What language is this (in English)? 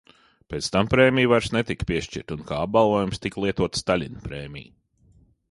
Latvian